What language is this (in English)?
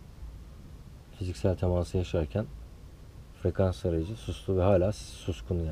Turkish